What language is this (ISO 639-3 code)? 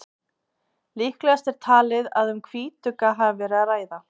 isl